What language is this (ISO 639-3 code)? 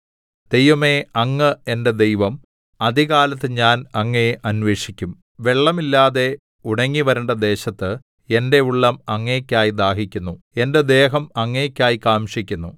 mal